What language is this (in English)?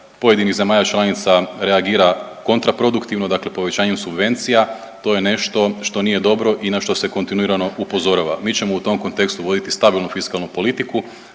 Croatian